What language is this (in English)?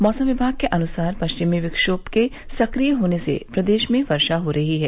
Hindi